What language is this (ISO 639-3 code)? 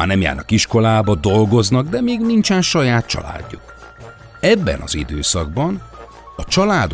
hun